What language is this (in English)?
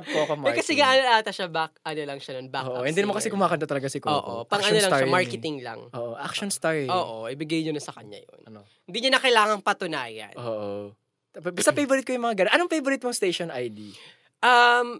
Filipino